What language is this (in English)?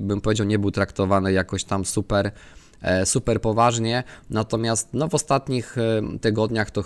Polish